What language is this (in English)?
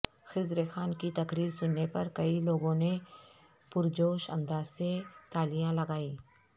Urdu